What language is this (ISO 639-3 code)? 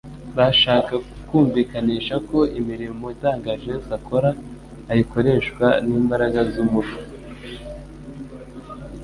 kin